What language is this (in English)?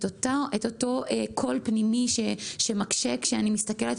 Hebrew